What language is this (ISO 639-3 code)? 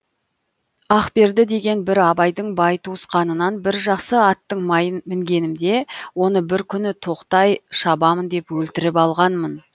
kaz